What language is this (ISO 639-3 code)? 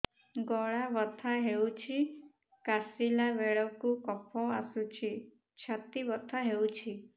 ori